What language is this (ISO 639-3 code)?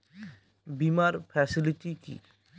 ben